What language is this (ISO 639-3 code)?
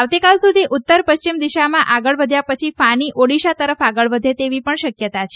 guj